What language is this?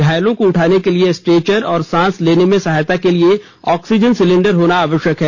Hindi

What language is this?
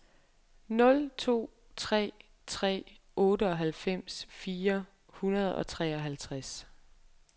Danish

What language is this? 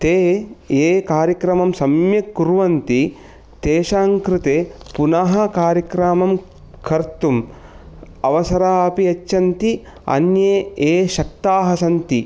Sanskrit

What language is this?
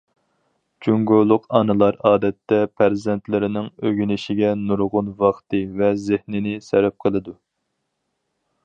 Uyghur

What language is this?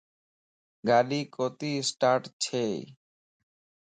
Lasi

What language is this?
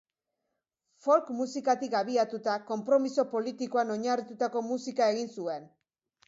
Basque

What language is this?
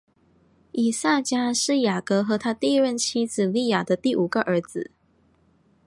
Chinese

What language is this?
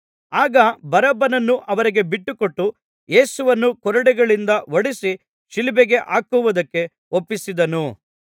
Kannada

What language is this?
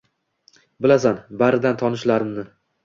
Uzbek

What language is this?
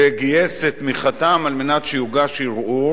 Hebrew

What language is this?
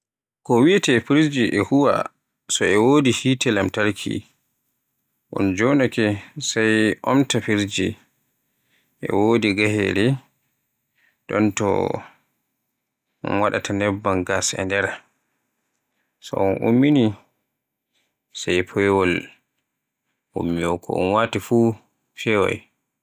Borgu Fulfulde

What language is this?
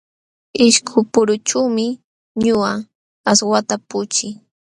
Jauja Wanca Quechua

